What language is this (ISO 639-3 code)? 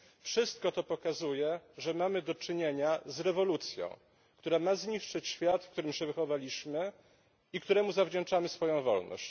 pol